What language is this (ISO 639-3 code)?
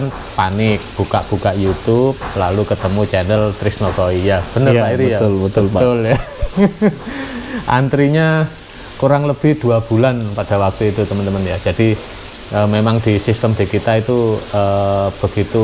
ind